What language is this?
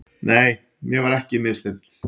Icelandic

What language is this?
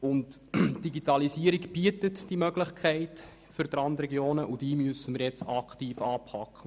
Swiss German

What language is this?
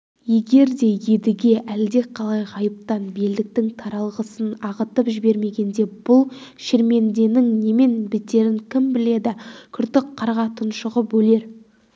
Kazakh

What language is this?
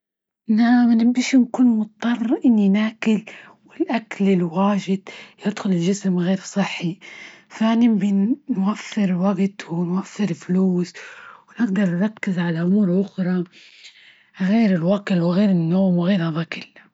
Libyan Arabic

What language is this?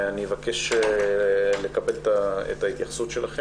Hebrew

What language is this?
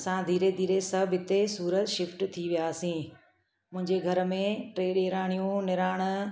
Sindhi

